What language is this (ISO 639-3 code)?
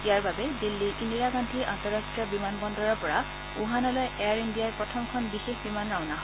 asm